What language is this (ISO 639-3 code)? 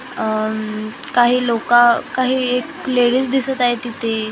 mar